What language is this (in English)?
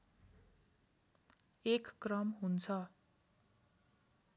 Nepali